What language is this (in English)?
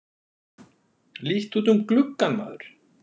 Icelandic